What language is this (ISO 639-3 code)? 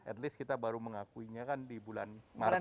ind